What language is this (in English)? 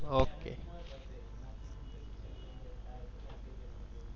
Marathi